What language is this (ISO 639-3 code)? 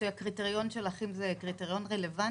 heb